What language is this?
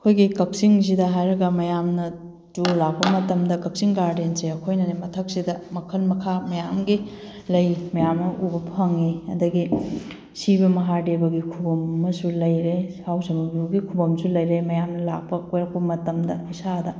Manipuri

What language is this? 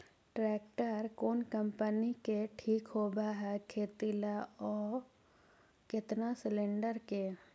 Magahi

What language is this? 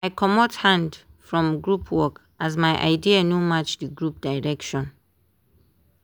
Nigerian Pidgin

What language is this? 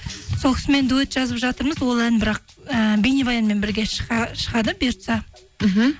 Kazakh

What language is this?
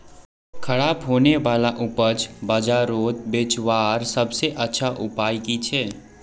Magahi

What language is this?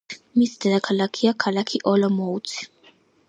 Georgian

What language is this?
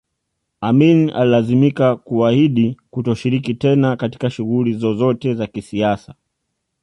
Swahili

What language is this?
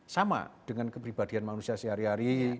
Indonesian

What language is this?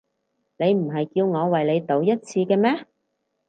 Cantonese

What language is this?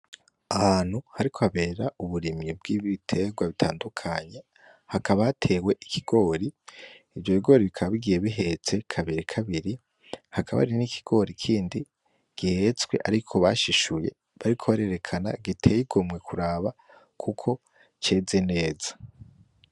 Rundi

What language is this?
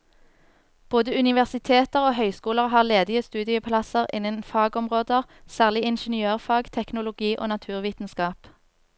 Norwegian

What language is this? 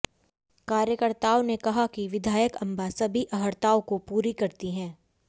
Hindi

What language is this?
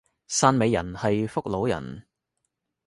Cantonese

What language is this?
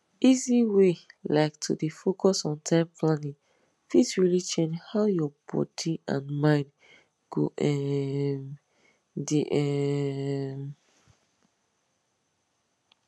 Nigerian Pidgin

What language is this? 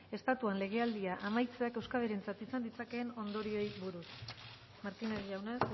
Basque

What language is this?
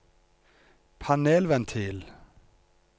Norwegian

